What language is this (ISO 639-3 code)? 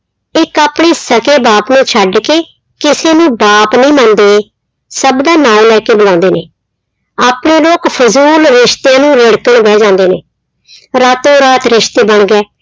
pan